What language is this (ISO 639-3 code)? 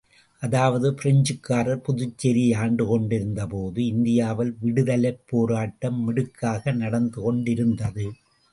tam